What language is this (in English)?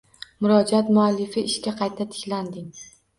Uzbek